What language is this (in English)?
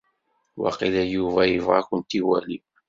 Kabyle